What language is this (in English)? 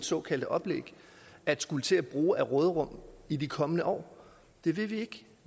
Danish